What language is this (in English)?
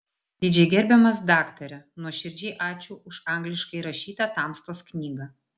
Lithuanian